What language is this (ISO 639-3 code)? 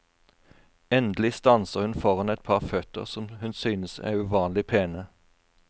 nor